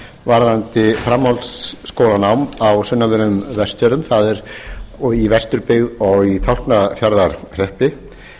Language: Icelandic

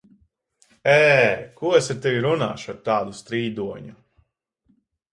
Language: Latvian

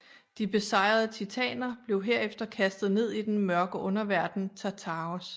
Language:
Danish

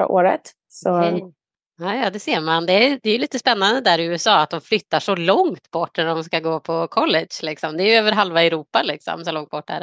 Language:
Swedish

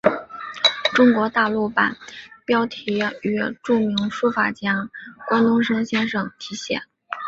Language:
Chinese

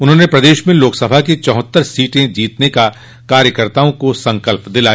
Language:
Hindi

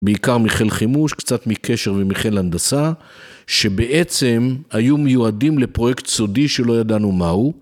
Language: Hebrew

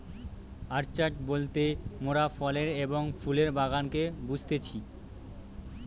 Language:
Bangla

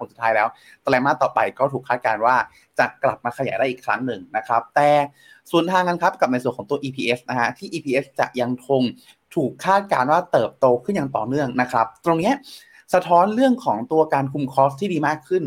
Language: Thai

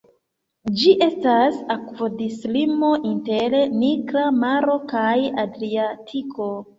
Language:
Esperanto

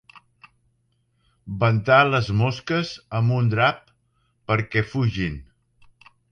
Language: Catalan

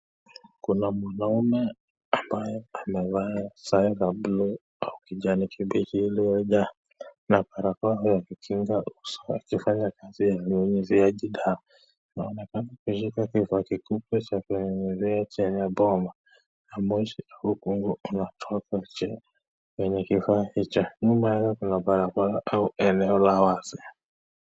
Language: Swahili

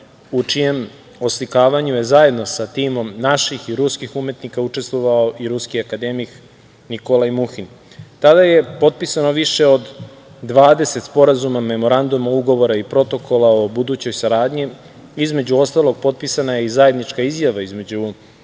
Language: Serbian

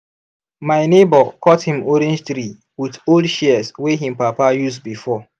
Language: Nigerian Pidgin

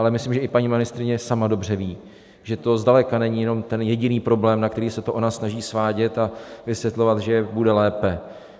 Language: Czech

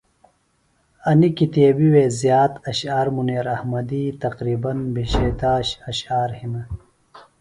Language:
Phalura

